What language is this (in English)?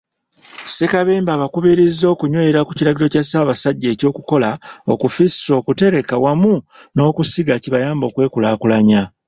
Ganda